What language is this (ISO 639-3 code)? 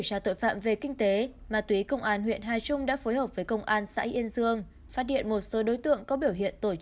vie